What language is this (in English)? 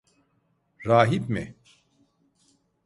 Turkish